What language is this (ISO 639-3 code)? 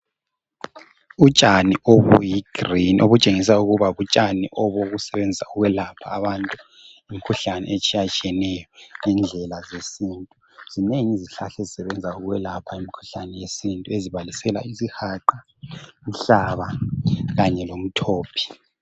nde